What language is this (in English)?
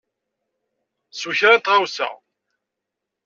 Kabyle